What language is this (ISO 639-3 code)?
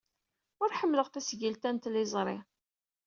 kab